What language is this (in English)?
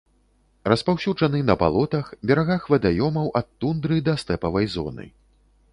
Belarusian